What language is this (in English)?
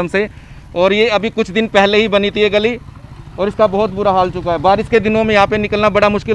Hindi